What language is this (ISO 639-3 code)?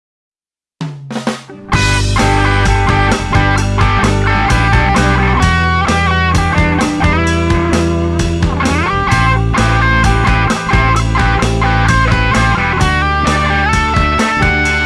ind